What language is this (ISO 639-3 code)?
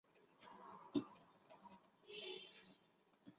zho